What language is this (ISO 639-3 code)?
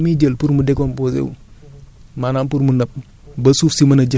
wol